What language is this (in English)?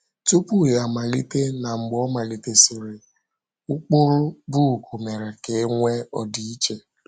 Igbo